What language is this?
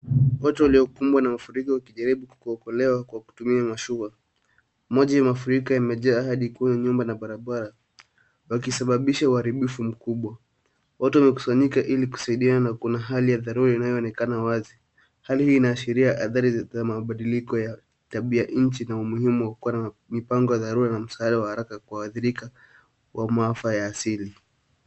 Swahili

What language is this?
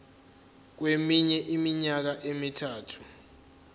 Zulu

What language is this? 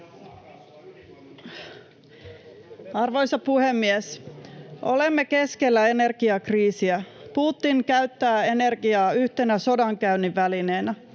Finnish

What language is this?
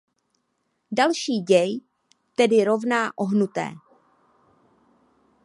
Czech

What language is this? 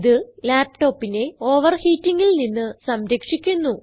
Malayalam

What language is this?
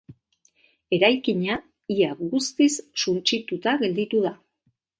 Basque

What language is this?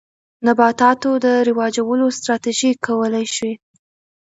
Pashto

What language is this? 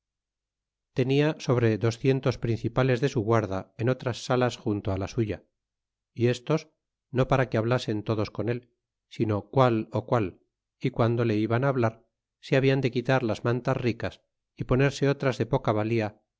Spanish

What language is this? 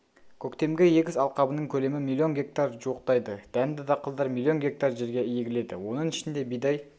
Kazakh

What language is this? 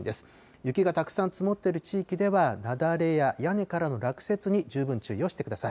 Japanese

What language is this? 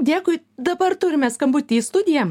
Lithuanian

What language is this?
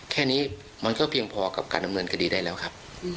Thai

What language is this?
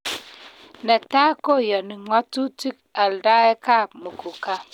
Kalenjin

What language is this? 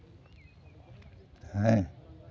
Santali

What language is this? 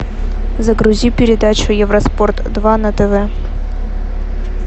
Russian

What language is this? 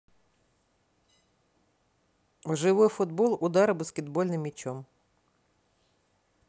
Russian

